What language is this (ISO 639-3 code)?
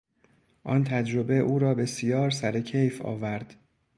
fas